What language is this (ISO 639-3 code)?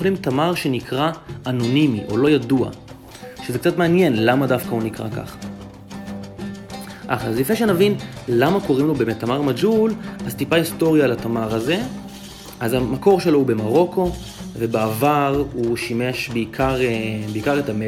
heb